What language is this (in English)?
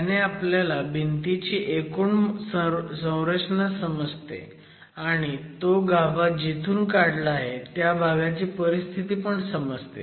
Marathi